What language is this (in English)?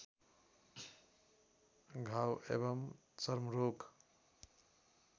Nepali